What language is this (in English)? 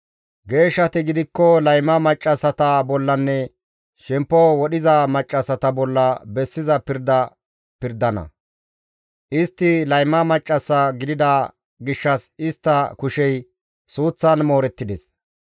Gamo